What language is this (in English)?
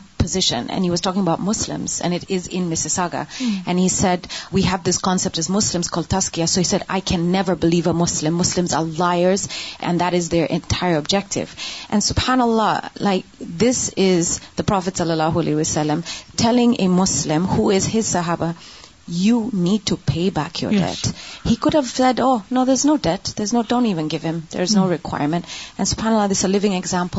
Urdu